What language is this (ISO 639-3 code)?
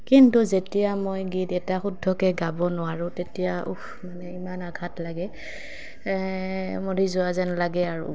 asm